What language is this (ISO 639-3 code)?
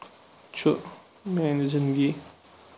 kas